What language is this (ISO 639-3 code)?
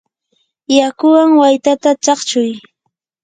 qur